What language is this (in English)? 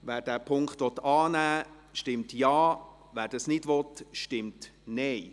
Swiss German